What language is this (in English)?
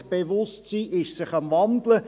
Swiss German